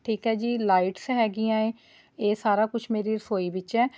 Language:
Punjabi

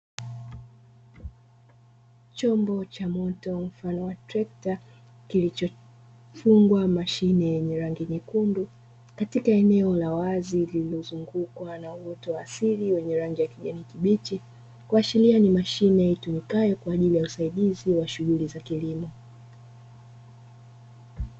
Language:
Swahili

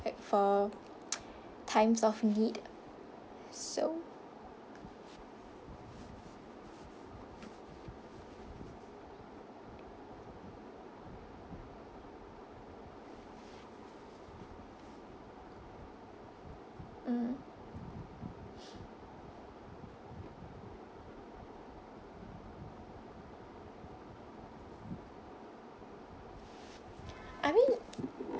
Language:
English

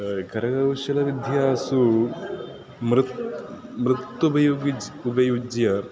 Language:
Sanskrit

